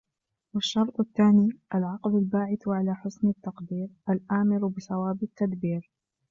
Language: Arabic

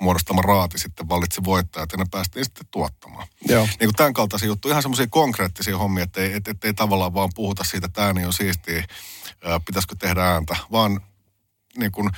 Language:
Finnish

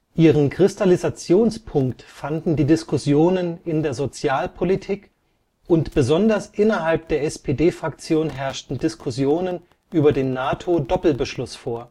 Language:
German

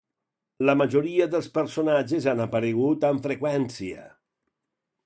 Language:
Catalan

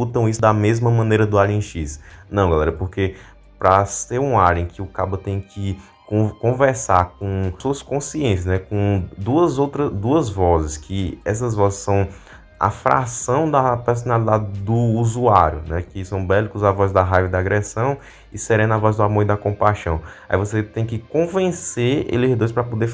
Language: Portuguese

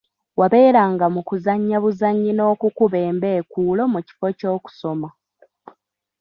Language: Ganda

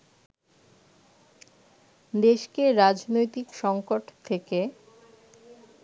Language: Bangla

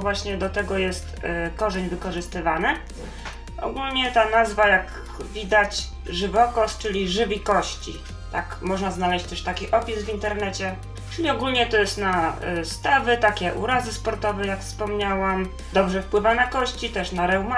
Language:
Polish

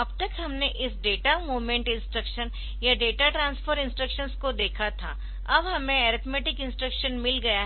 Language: Hindi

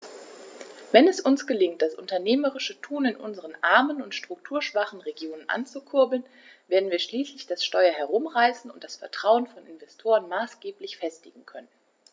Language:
German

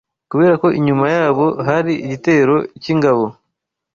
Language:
Kinyarwanda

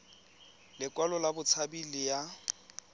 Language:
Tswana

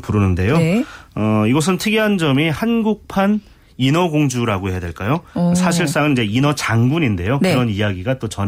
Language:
Korean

